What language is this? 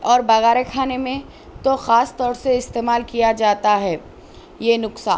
Urdu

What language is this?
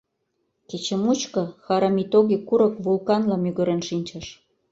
Mari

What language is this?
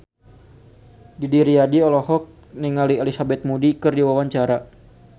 Sundanese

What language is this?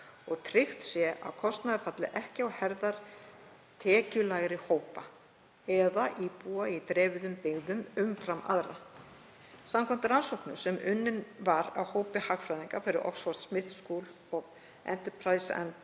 Icelandic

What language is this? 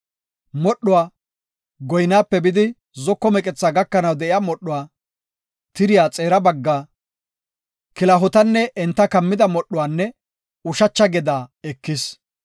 Gofa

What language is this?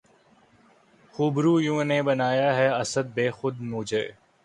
Urdu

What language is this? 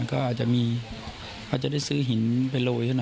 Thai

